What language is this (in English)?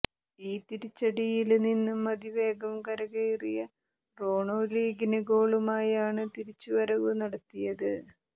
Malayalam